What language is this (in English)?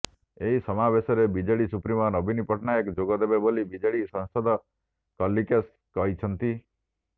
Odia